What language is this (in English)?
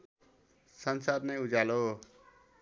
Nepali